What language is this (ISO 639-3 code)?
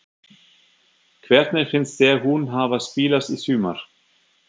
isl